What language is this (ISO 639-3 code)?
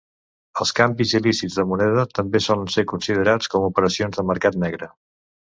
cat